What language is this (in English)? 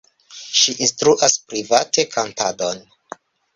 Esperanto